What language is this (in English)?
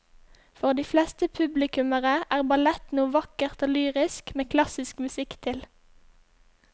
Norwegian